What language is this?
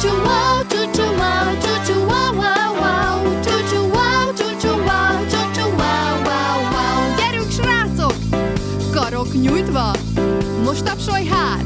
Hungarian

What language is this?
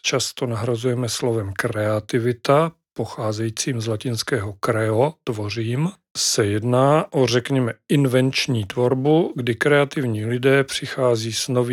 Czech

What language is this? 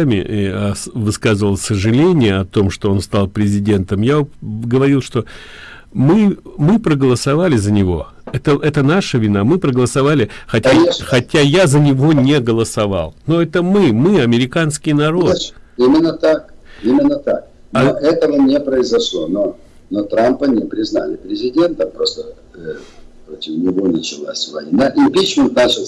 Russian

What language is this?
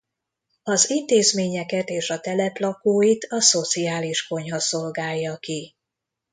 Hungarian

